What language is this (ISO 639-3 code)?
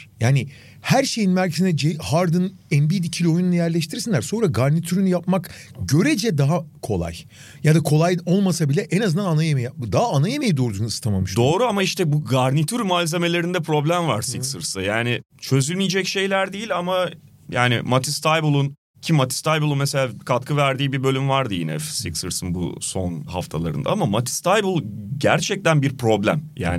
tur